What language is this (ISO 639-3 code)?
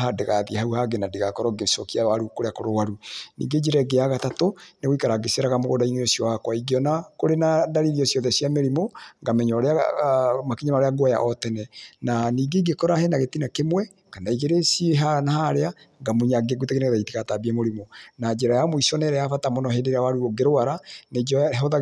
kik